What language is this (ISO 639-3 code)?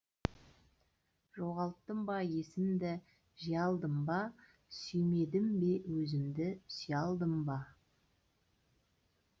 kaz